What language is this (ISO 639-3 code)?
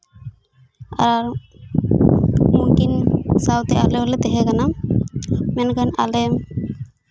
sat